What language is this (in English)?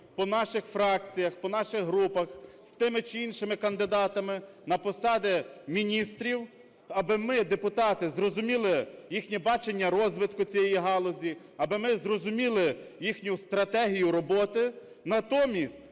Ukrainian